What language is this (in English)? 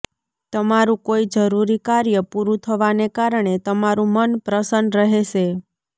Gujarati